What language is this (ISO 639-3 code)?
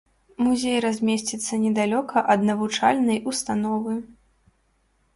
bel